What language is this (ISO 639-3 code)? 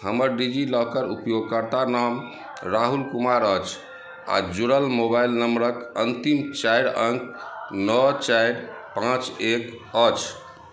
mai